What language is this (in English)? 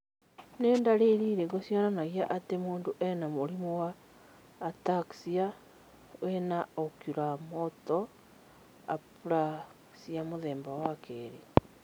Kikuyu